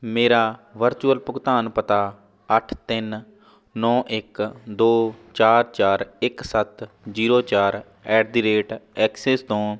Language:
Punjabi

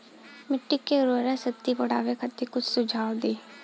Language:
Bhojpuri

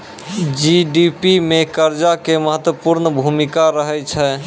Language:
Maithili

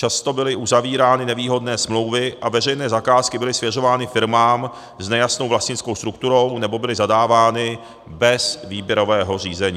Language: Czech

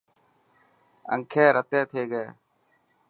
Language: Dhatki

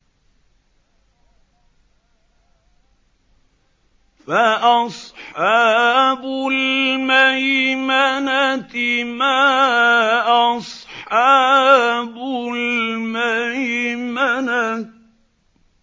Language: Arabic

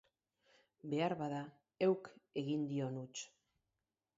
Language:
Basque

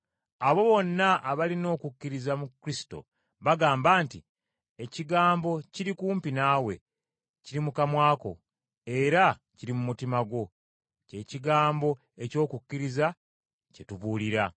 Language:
Ganda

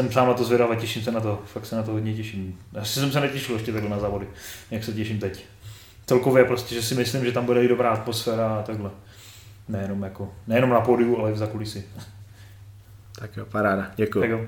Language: Czech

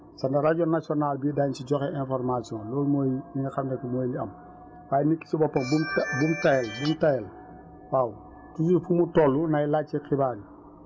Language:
Wolof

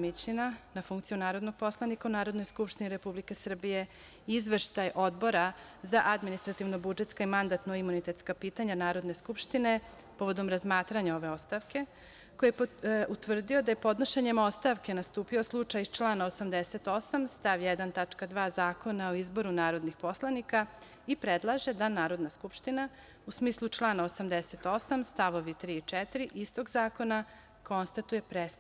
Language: Serbian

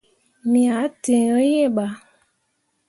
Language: Mundang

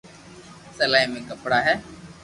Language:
Loarki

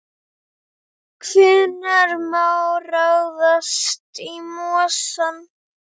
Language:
Icelandic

